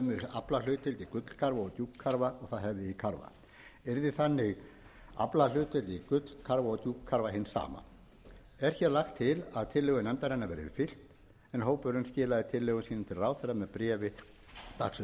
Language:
Icelandic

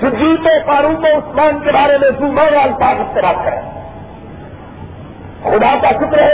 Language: Urdu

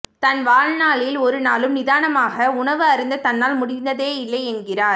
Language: Tamil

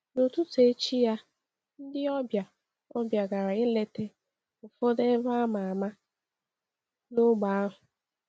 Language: Igbo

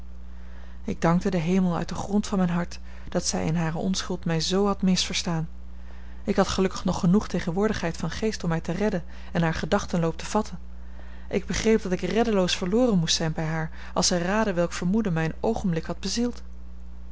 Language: Dutch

